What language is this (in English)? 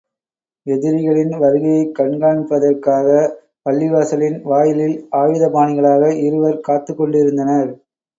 Tamil